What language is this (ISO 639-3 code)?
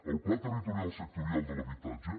cat